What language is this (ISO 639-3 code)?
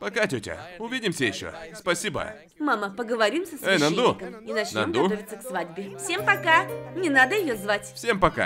rus